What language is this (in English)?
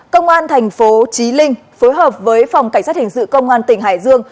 Vietnamese